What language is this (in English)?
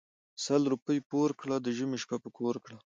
Pashto